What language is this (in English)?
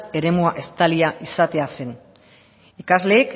Basque